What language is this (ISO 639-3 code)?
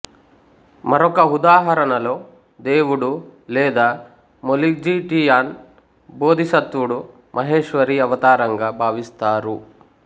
tel